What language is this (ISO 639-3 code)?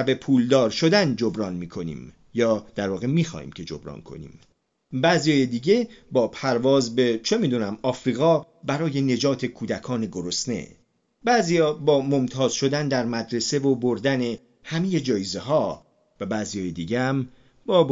fas